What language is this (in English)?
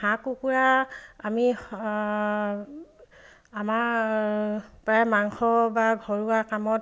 Assamese